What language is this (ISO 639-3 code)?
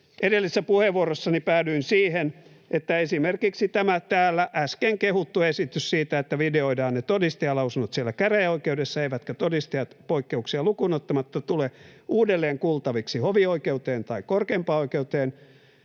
fin